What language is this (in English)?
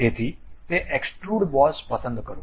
Gujarati